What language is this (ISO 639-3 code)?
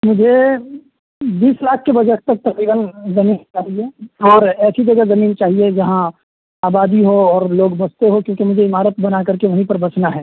urd